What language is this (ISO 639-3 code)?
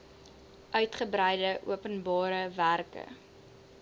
afr